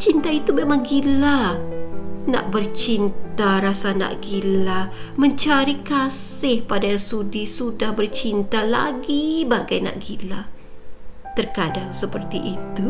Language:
Malay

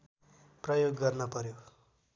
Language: Nepali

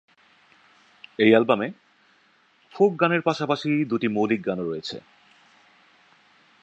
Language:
Bangla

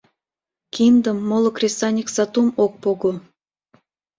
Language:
Mari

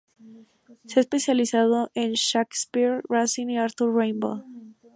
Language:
Spanish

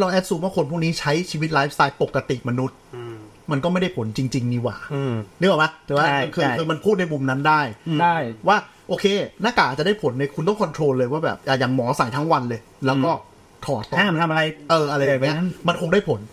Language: Thai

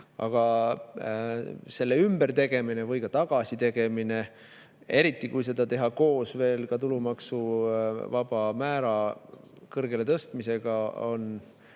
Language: Estonian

